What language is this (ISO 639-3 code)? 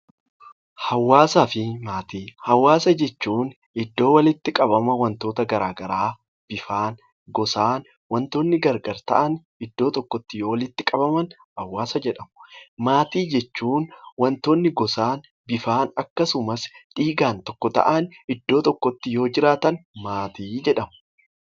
orm